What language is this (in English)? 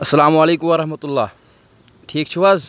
Kashmiri